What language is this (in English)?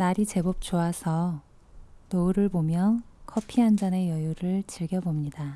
Korean